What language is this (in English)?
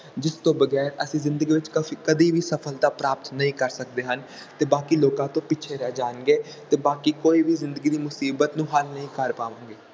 Punjabi